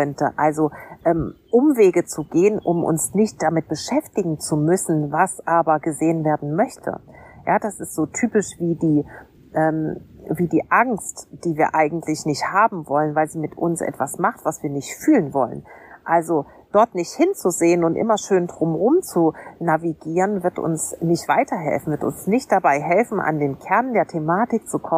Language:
German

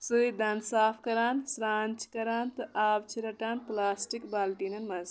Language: Kashmiri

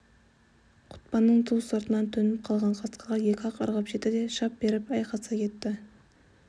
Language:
Kazakh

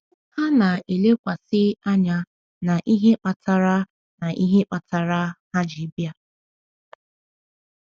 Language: Igbo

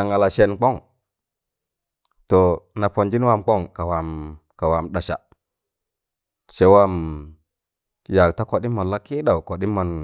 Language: Tangale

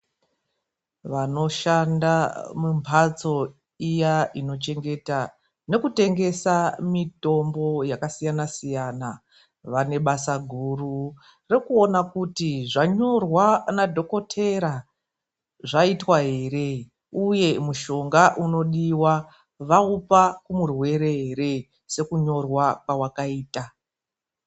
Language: Ndau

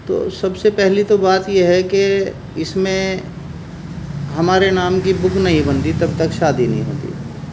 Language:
Urdu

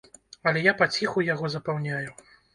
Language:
Belarusian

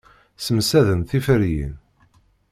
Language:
Kabyle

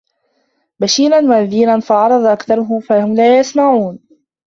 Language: Arabic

